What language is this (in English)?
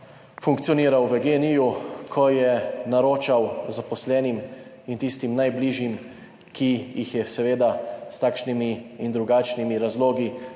Slovenian